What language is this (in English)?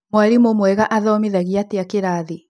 Kikuyu